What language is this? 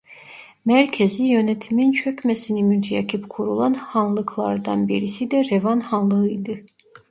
Turkish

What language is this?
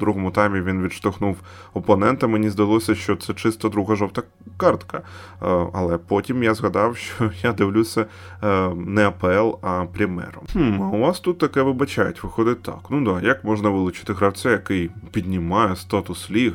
Ukrainian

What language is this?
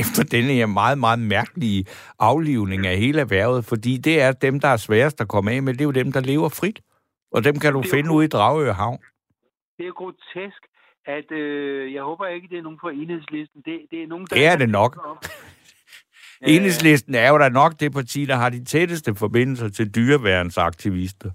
Danish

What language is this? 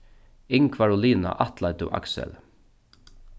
Faroese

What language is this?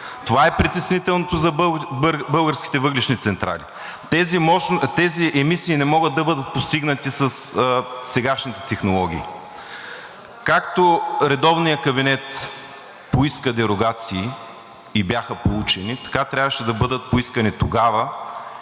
Bulgarian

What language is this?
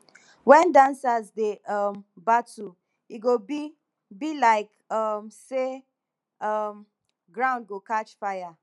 Nigerian Pidgin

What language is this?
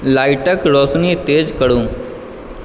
Maithili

